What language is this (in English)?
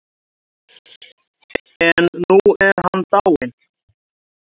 Icelandic